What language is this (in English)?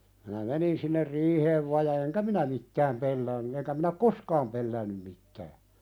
Finnish